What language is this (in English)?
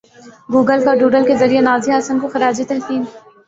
Urdu